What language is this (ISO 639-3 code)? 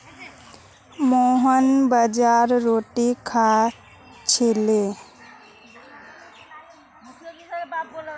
mag